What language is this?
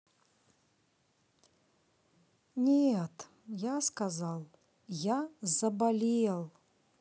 Russian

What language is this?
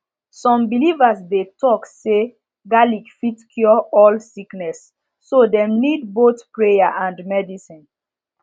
Nigerian Pidgin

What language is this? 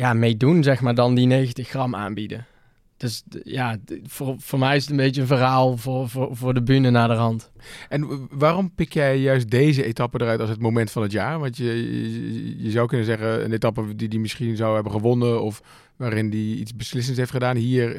Dutch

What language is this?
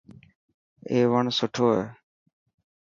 Dhatki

